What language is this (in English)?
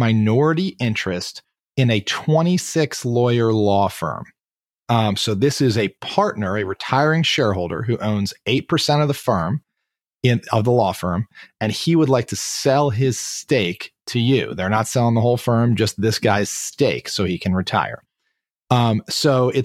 English